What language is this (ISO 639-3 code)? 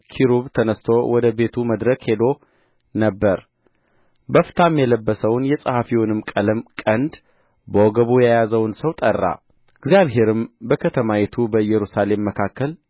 amh